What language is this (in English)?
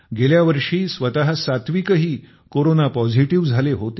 Marathi